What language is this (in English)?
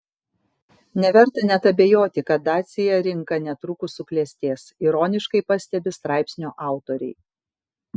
Lithuanian